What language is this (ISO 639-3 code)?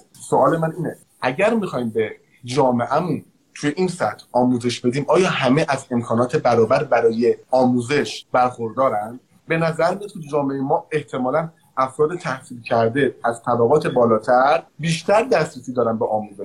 fas